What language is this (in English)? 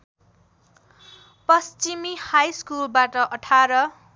Nepali